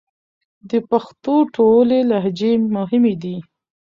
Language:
Pashto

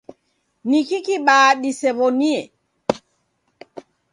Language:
Taita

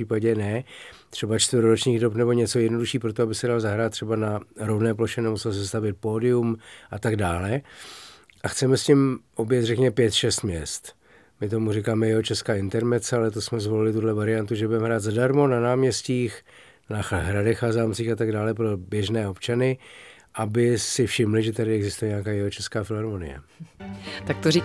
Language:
Czech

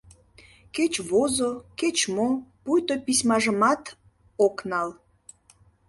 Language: Mari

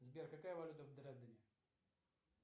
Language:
Russian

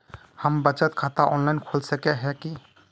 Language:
Magahi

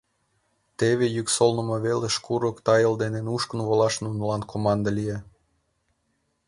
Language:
Mari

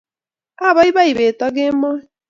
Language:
Kalenjin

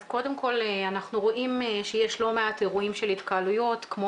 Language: Hebrew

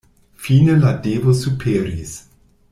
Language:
Esperanto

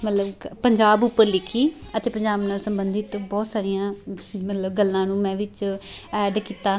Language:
Punjabi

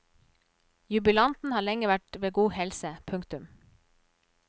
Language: Norwegian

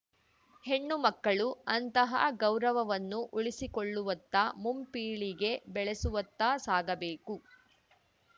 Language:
Kannada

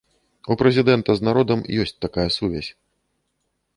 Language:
Belarusian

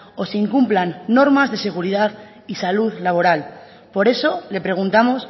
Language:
Spanish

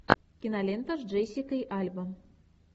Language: Russian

